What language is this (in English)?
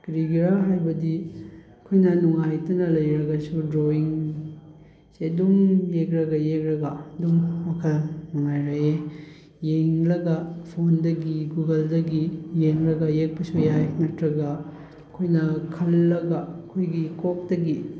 Manipuri